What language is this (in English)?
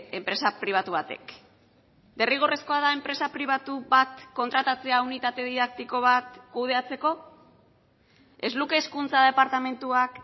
Basque